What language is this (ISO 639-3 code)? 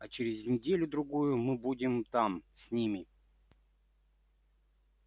rus